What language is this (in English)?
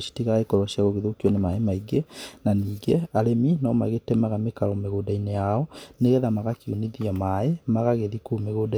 Kikuyu